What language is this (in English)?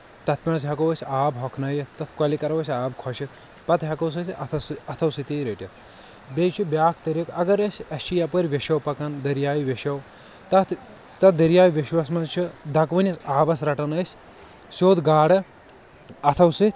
Kashmiri